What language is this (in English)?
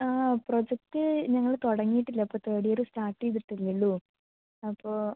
Malayalam